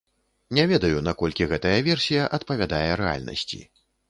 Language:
Belarusian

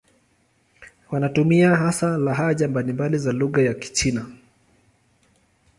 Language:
Swahili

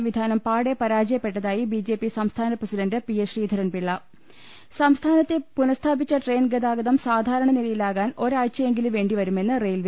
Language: Malayalam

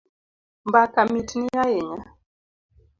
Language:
Luo (Kenya and Tanzania)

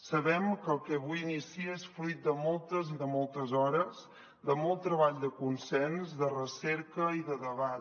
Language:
Catalan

